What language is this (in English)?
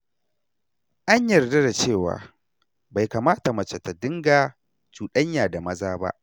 Hausa